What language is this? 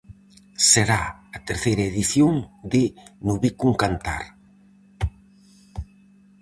Galician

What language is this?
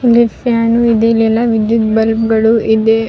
Kannada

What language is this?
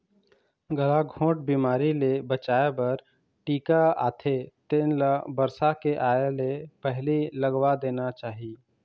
Chhattisgarhi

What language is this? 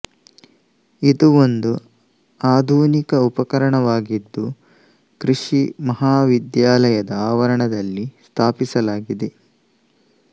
Kannada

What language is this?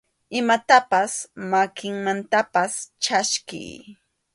Arequipa-La Unión Quechua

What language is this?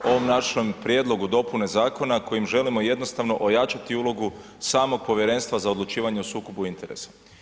Croatian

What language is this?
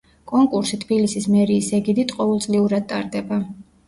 Georgian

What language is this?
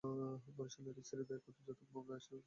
Bangla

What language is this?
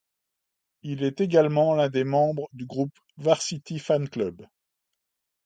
French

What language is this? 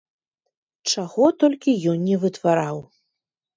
Belarusian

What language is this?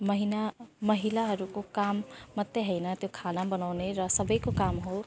Nepali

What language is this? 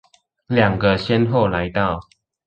Chinese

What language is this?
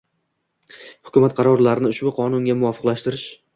Uzbek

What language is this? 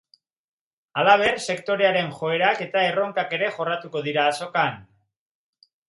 Basque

